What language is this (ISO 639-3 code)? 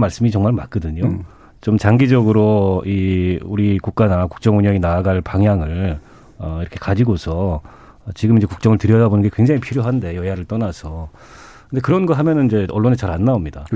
kor